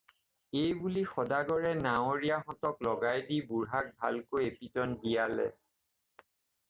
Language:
Assamese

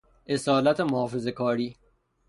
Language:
Persian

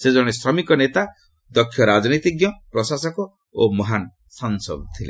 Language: Odia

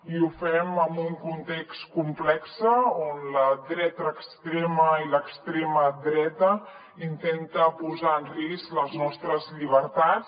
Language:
Catalan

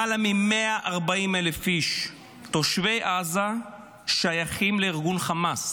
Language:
Hebrew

